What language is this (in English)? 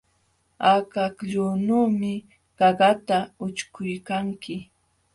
Jauja Wanca Quechua